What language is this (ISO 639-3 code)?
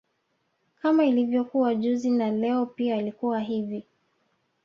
swa